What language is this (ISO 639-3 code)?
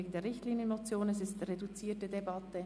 gsw